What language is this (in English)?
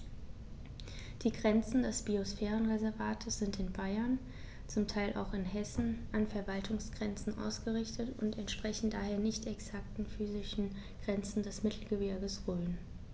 German